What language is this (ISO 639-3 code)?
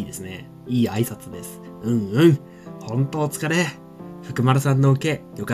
jpn